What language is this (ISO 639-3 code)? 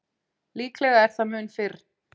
isl